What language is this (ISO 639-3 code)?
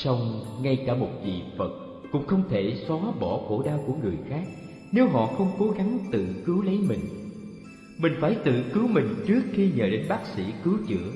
vie